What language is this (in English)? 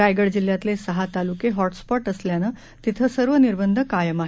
Marathi